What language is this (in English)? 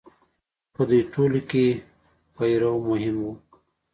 Pashto